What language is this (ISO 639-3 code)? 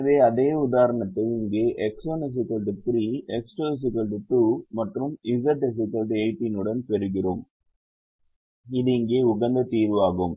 tam